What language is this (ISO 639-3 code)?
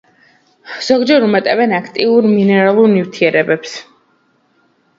kat